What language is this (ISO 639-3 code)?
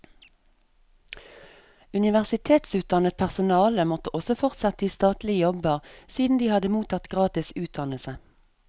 nor